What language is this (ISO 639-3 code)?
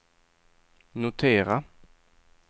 swe